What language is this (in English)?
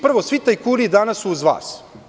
Serbian